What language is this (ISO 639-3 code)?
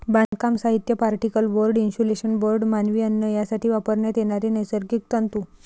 mar